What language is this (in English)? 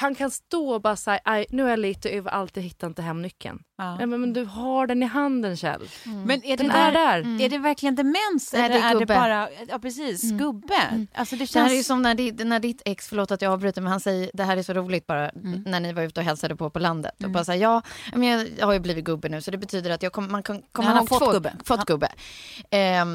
Swedish